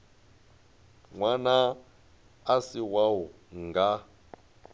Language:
Venda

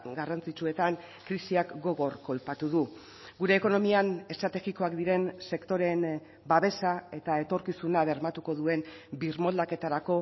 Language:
Basque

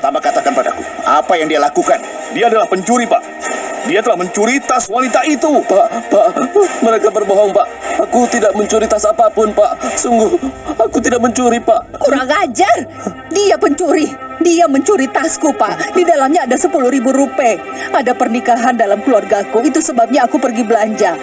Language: Indonesian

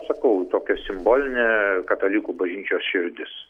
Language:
Lithuanian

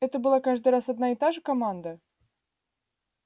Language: Russian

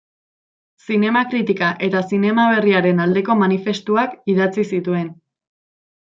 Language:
Basque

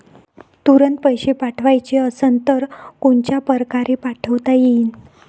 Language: Marathi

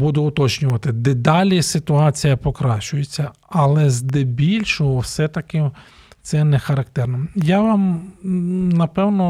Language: Ukrainian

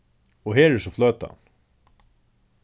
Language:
Faroese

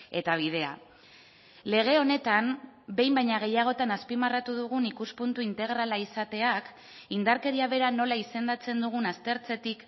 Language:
Basque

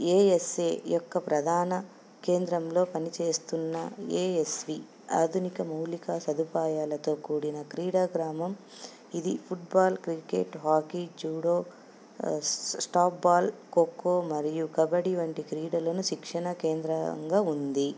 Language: Telugu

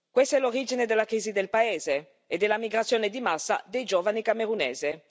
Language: Italian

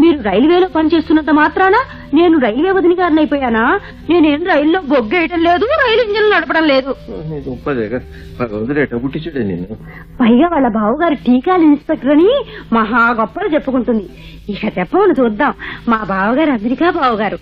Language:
Telugu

